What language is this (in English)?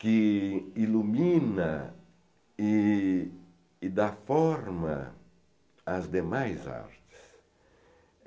Portuguese